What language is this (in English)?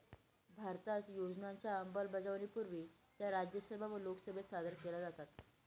Marathi